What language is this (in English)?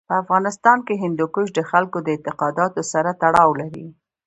Pashto